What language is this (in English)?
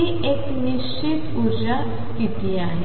Marathi